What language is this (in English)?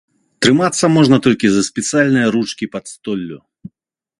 Belarusian